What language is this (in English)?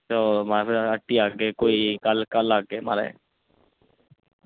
Dogri